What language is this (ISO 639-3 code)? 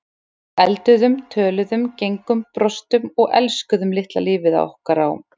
isl